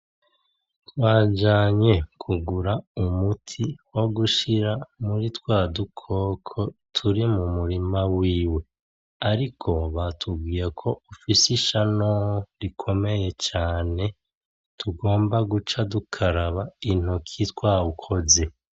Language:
Rundi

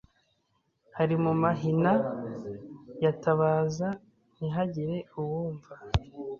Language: Kinyarwanda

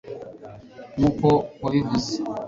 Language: Kinyarwanda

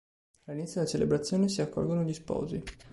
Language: Italian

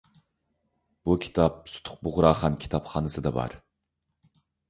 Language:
Uyghur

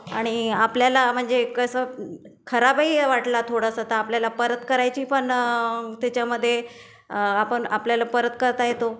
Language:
Marathi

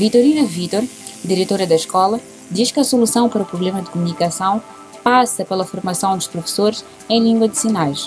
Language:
Portuguese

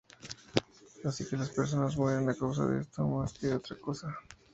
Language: Spanish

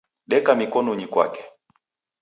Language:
Taita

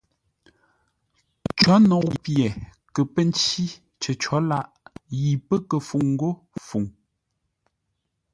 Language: Ngombale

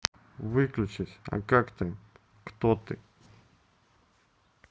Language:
Russian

